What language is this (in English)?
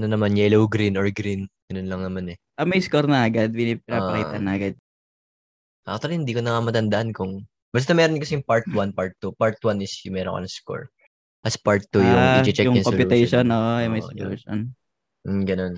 Filipino